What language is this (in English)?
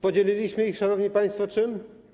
Polish